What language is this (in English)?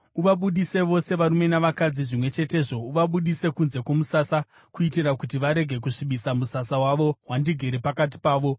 Shona